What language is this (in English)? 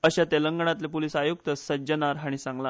Konkani